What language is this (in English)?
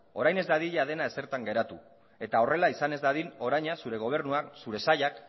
Basque